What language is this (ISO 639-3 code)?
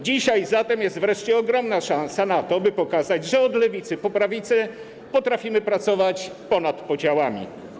pol